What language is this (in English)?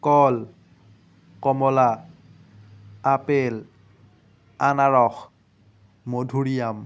Assamese